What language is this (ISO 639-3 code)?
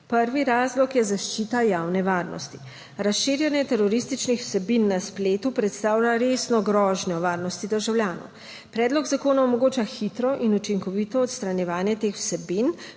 slv